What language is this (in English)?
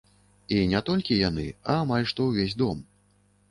Belarusian